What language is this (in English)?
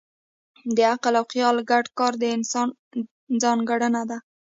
Pashto